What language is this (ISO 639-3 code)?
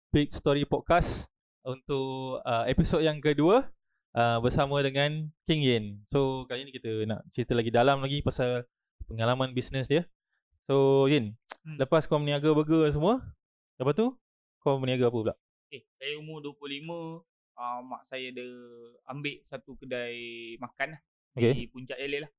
msa